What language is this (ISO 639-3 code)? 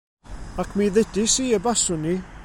cym